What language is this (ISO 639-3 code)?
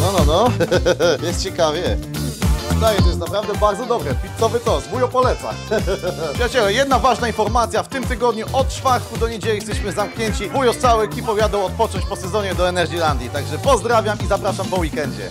pol